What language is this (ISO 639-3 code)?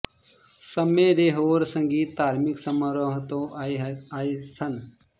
pan